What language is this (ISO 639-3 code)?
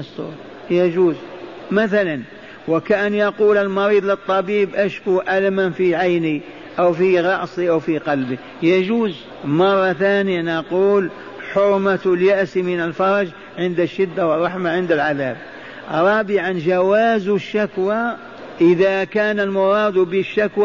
ara